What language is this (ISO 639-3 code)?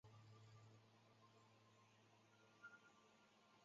zho